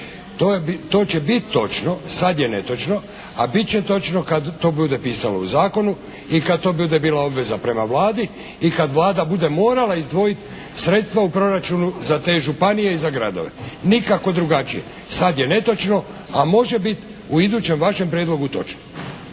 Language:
Croatian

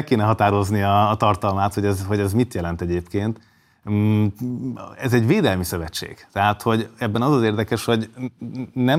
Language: Hungarian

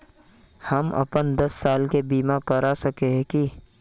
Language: Magahi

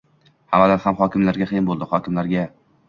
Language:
Uzbek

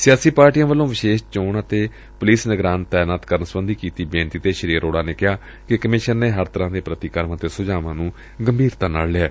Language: Punjabi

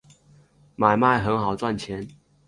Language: Chinese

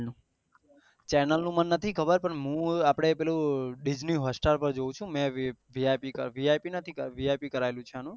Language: Gujarati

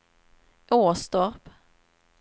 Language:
Swedish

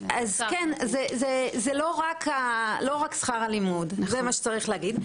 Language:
Hebrew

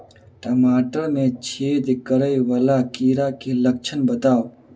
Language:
Maithili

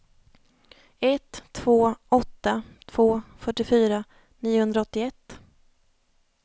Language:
Swedish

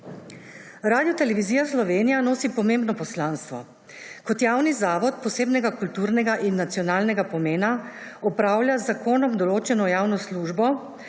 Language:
Slovenian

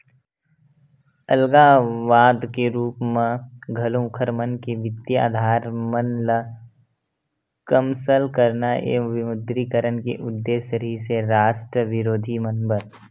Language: Chhattisgarhi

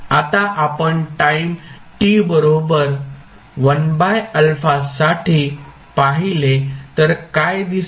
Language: Marathi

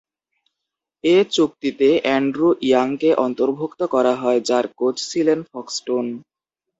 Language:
Bangla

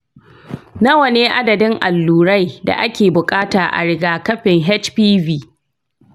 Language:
Hausa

